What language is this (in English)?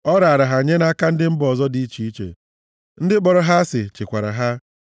Igbo